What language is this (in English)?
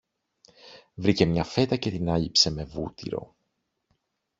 Greek